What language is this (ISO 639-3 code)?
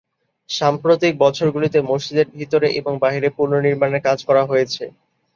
ben